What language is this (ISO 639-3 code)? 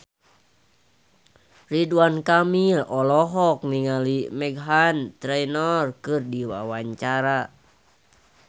sun